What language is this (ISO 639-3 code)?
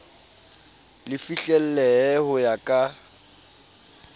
sot